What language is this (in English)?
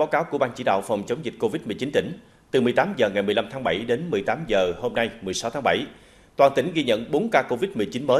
Vietnamese